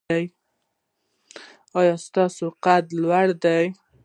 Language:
Pashto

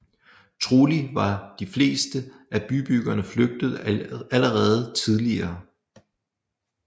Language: Danish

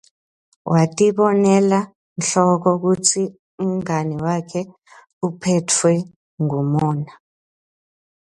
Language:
Swati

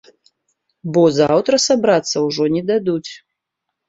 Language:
Belarusian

